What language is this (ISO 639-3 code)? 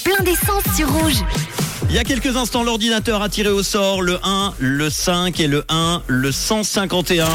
fra